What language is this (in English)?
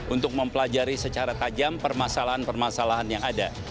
Indonesian